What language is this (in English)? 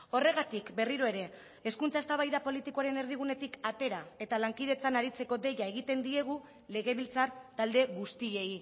Basque